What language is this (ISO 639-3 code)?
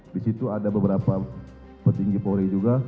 ind